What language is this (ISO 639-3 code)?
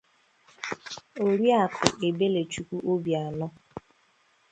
ibo